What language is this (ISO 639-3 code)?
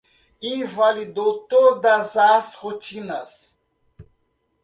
por